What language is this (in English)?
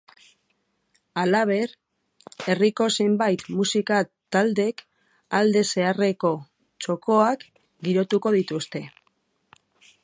Basque